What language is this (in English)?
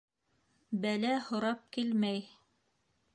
Bashkir